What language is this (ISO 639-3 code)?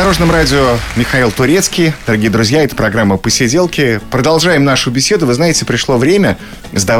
rus